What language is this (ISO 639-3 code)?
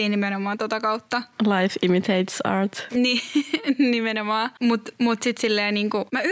fin